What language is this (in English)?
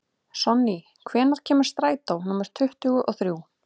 Icelandic